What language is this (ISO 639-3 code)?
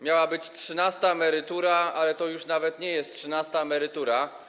pol